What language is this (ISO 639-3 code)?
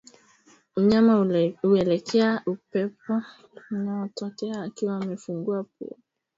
swa